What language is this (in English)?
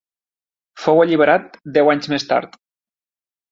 Catalan